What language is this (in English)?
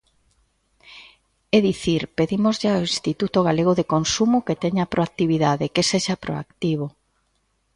Galician